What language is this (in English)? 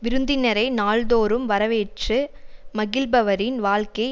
Tamil